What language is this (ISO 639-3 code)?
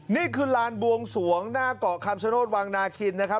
tha